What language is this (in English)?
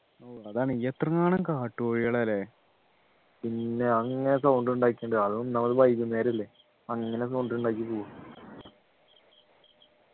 Malayalam